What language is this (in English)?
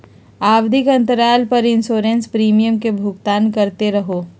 Magahi